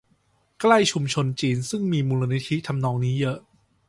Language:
Thai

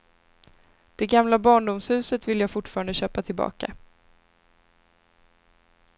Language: Swedish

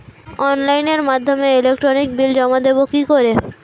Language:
Bangla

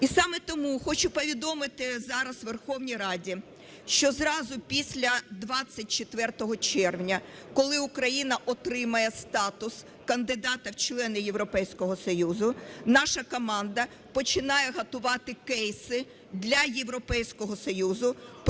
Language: Ukrainian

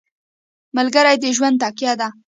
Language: Pashto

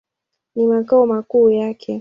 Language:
Swahili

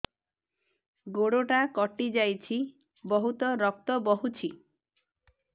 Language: Odia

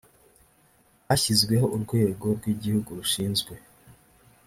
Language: Kinyarwanda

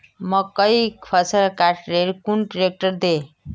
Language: Magahi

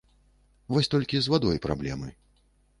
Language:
Belarusian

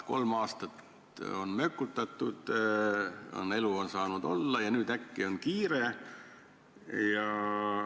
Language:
Estonian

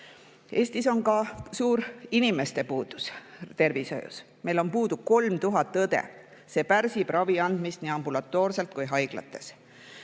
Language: Estonian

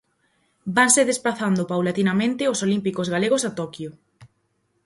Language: Galician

